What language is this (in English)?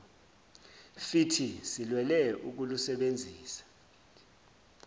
Zulu